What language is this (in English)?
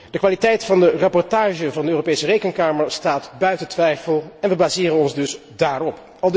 Dutch